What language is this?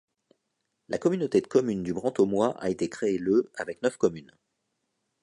French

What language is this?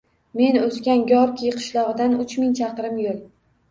Uzbek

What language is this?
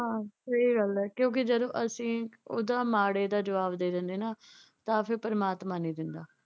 Punjabi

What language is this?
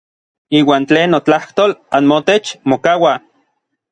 Orizaba Nahuatl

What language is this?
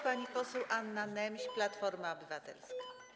Polish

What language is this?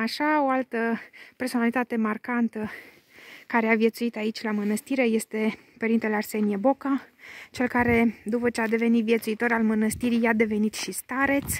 Romanian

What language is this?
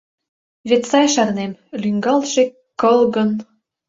Mari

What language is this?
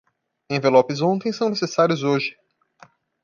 Portuguese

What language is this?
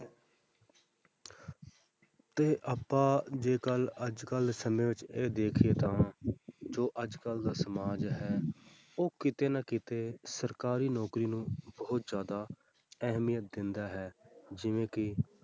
Punjabi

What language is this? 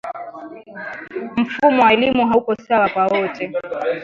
Swahili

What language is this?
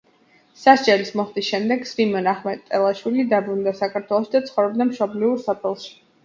Georgian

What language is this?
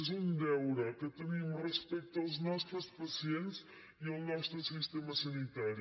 Catalan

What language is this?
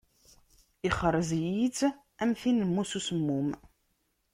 Kabyle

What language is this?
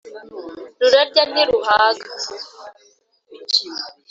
Kinyarwanda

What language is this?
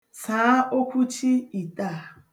Igbo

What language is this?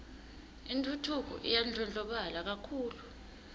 Swati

